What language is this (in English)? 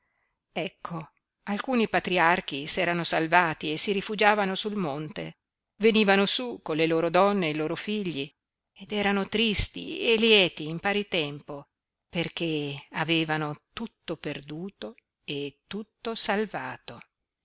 Italian